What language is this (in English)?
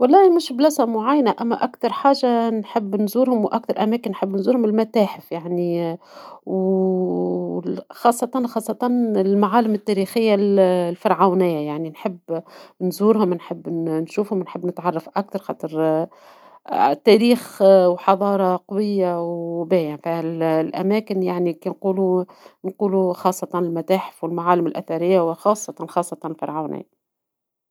Tunisian Arabic